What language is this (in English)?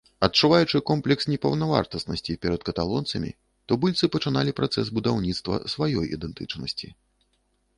Belarusian